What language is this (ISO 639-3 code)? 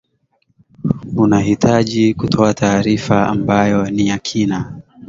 swa